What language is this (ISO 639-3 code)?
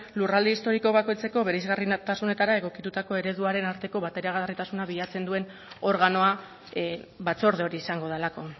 eus